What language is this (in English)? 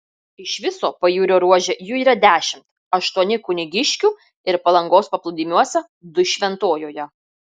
Lithuanian